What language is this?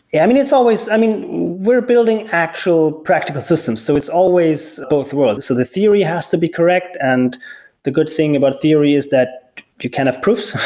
English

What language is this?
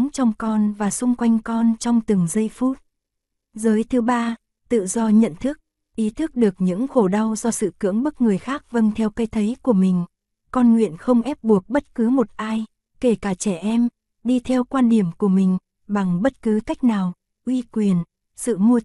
Vietnamese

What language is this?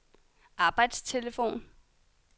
Danish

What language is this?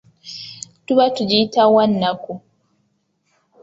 Ganda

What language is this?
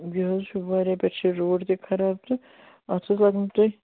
Kashmiri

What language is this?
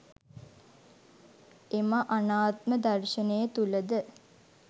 Sinhala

